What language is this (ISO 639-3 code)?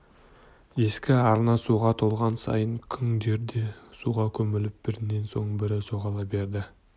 kaz